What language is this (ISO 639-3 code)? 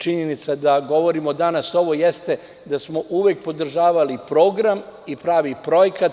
srp